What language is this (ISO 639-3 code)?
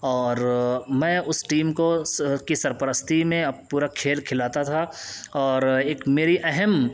urd